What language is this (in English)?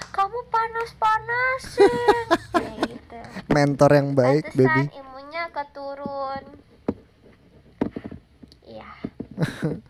Indonesian